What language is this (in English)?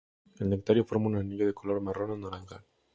Spanish